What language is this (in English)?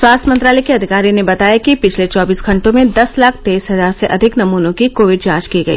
Hindi